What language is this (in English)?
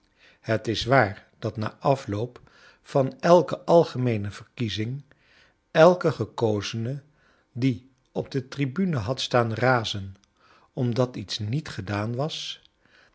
Dutch